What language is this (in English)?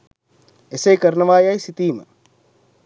Sinhala